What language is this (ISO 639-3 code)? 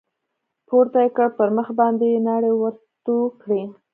pus